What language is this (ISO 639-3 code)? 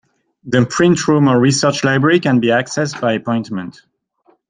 eng